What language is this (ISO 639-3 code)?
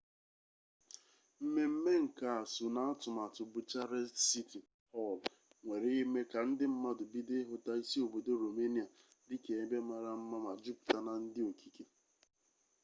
ibo